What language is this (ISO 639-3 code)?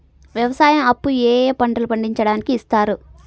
tel